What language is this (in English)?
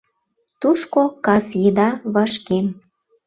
Mari